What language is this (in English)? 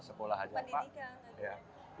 Indonesian